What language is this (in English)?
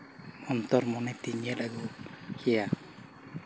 Santali